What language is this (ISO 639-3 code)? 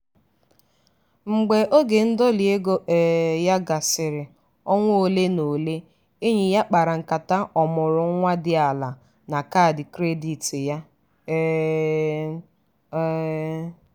ibo